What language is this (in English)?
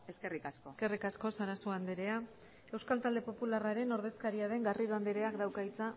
Basque